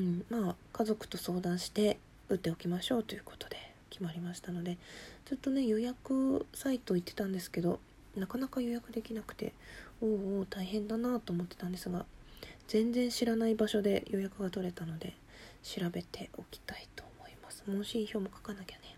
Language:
Japanese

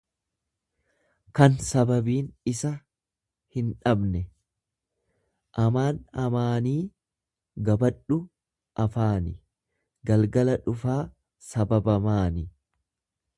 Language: Oromo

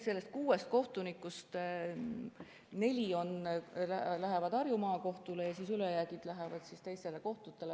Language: Estonian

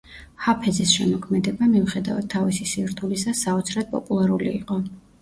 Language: Georgian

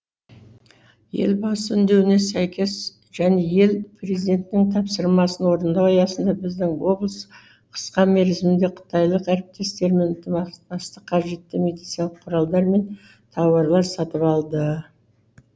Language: Kazakh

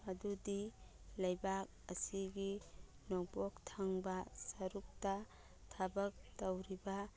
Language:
Manipuri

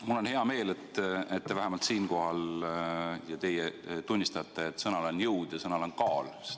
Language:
Estonian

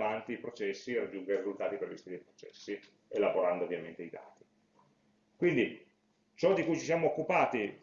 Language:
Italian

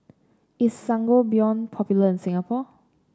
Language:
English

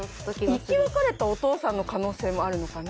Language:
Japanese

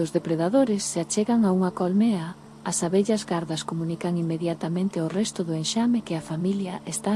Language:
Galician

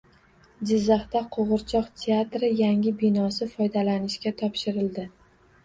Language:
Uzbek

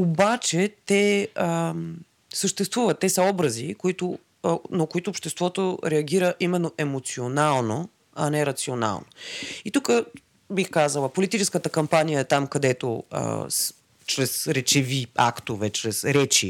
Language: Bulgarian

